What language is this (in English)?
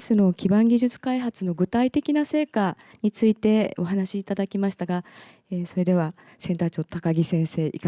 Japanese